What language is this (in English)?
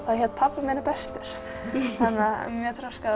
Icelandic